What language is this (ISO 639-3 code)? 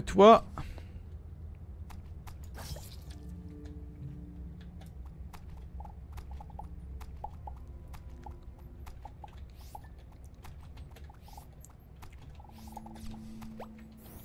fra